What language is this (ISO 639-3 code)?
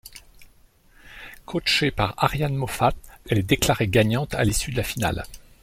fra